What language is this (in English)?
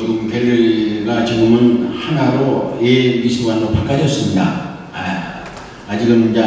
Korean